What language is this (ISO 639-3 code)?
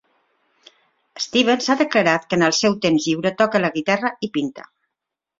cat